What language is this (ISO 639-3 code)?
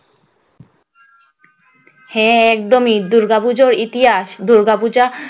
ben